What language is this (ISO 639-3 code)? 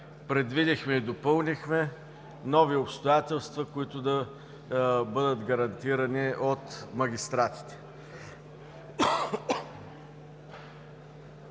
bul